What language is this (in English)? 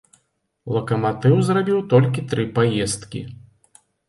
Belarusian